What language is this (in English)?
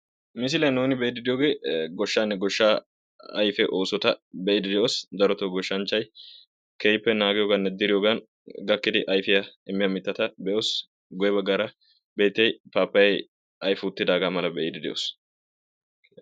Wolaytta